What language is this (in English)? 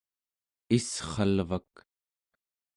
Central Yupik